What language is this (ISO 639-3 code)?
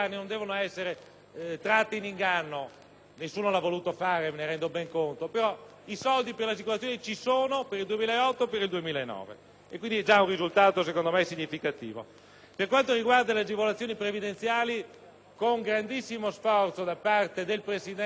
ita